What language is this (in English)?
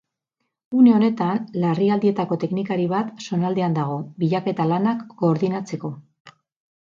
Basque